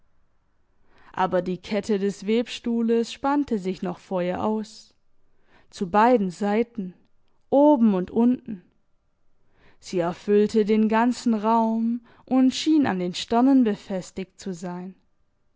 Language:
German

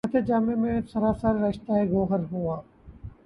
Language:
Urdu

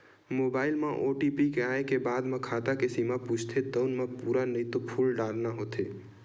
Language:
Chhattisgarhi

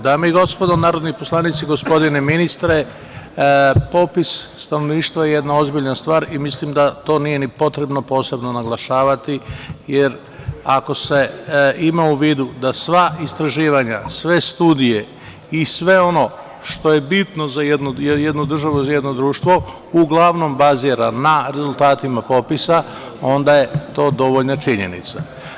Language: Serbian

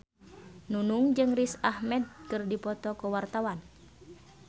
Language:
Sundanese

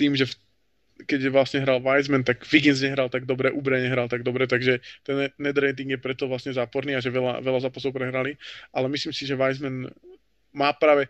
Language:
Slovak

